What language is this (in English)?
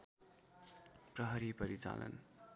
Nepali